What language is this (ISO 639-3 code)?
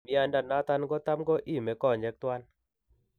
kln